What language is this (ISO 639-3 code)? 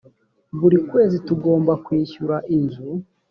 kin